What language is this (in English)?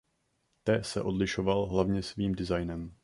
Czech